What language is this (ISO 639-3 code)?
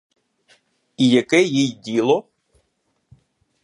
ukr